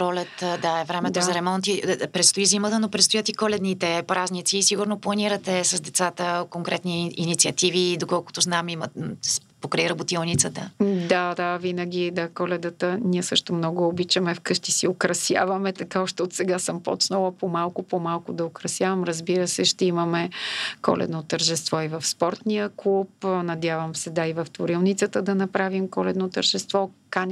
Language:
Bulgarian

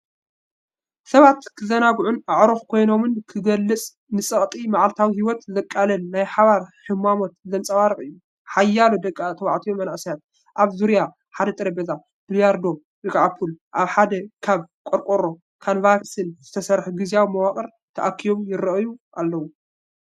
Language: Tigrinya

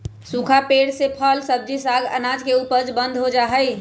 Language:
Magahi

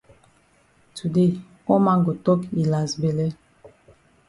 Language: Cameroon Pidgin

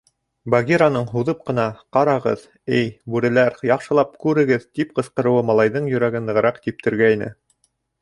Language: Bashkir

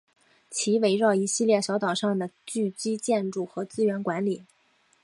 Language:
Chinese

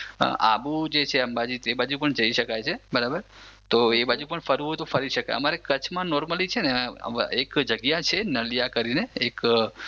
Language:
Gujarati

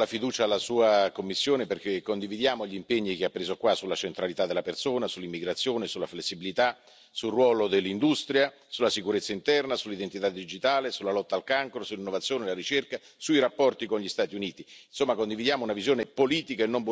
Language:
Italian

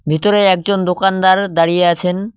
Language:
Bangla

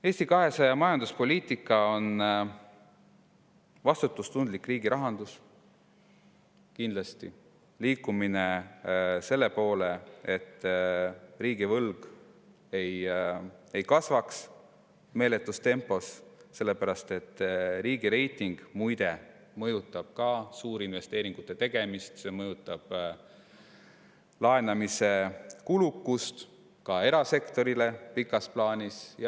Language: Estonian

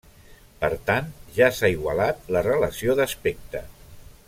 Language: Catalan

